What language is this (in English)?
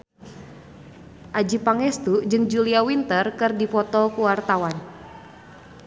Sundanese